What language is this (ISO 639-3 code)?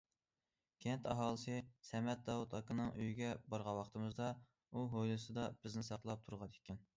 uig